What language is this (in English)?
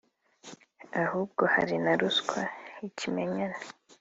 Kinyarwanda